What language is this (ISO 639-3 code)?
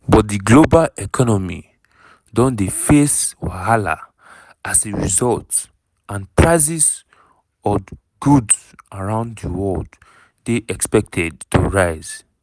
pcm